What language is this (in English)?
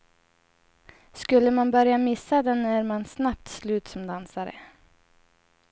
Swedish